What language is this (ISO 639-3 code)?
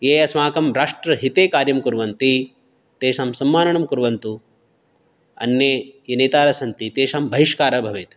san